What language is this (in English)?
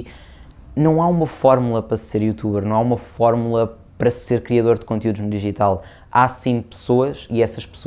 Portuguese